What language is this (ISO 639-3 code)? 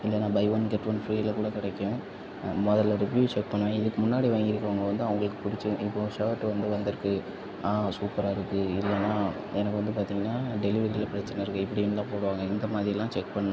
tam